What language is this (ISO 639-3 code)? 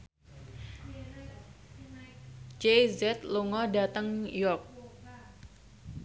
jav